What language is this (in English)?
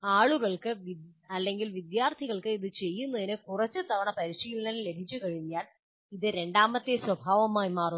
Malayalam